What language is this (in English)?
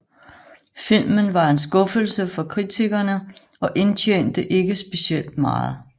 Danish